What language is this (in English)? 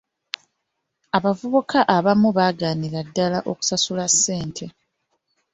Ganda